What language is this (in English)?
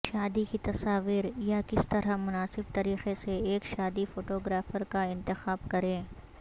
Urdu